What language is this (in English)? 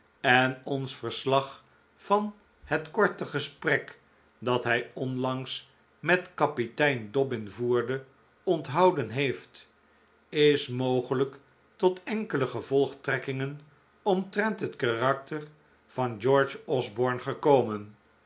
Dutch